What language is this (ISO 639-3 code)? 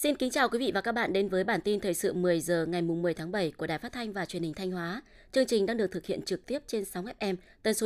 vie